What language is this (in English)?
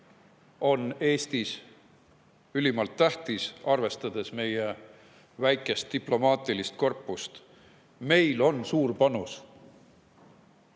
Estonian